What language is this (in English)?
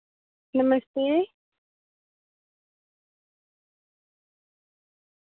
Dogri